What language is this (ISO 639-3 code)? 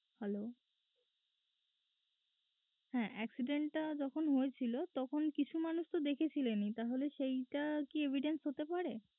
ben